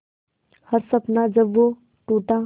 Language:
Hindi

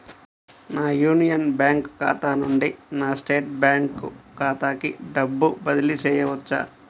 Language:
Telugu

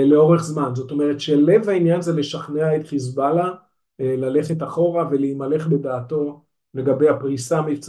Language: Hebrew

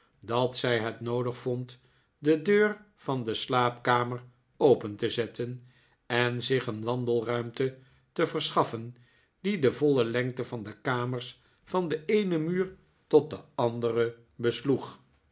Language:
Dutch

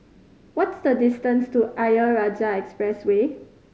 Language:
English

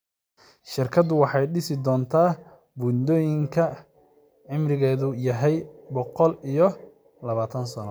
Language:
Somali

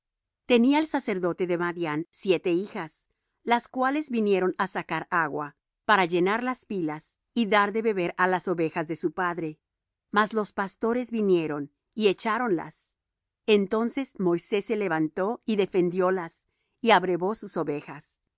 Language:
Spanish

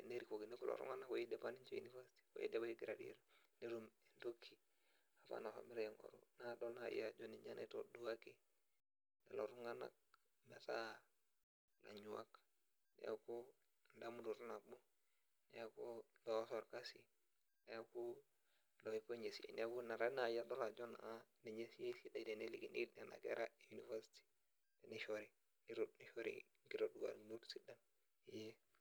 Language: Masai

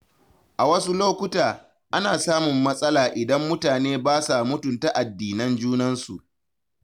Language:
Hausa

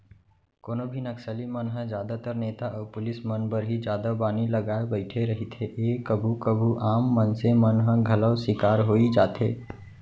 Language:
Chhattisgarhi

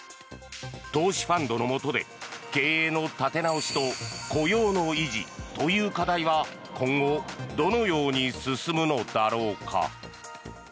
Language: Japanese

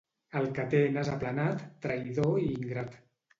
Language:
Catalan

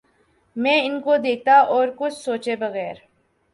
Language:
Urdu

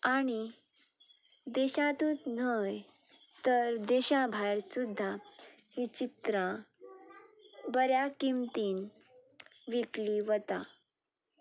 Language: Konkani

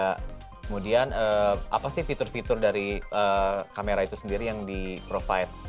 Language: Indonesian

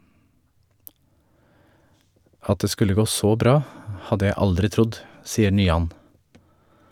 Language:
Norwegian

